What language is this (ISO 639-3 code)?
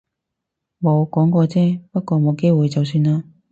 yue